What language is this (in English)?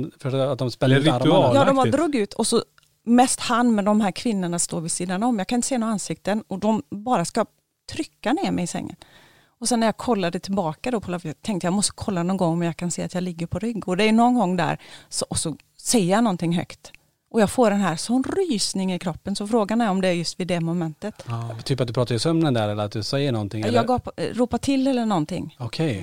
Swedish